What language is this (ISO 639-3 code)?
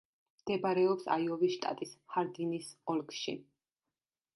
kat